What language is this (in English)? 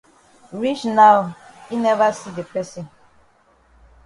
Cameroon Pidgin